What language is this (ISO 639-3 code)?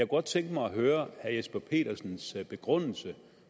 dan